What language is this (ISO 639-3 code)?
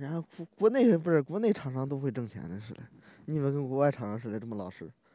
zho